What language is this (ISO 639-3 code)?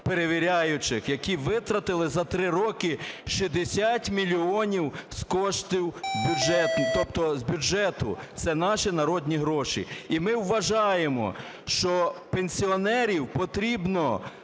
ukr